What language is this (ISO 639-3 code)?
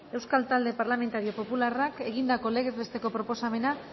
eus